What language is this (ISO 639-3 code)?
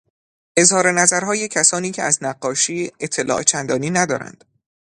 fas